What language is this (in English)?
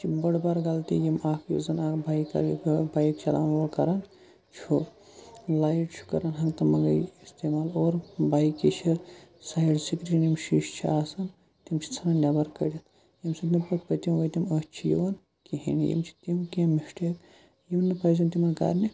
Kashmiri